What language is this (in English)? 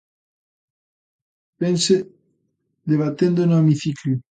Galician